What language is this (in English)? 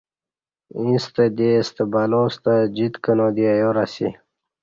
Kati